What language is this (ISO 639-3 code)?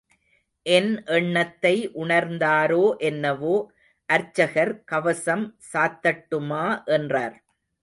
tam